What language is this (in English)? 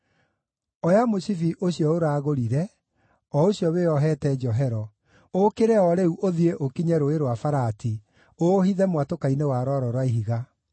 Kikuyu